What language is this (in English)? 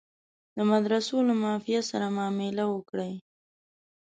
Pashto